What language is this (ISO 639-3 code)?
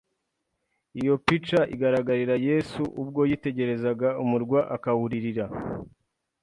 kin